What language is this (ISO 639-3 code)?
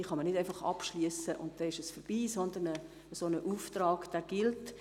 gsw